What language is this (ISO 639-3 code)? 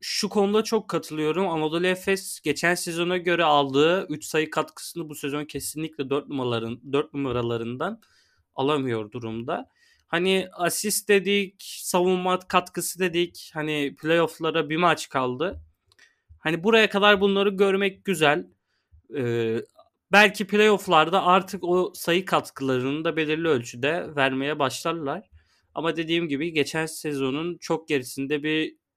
tur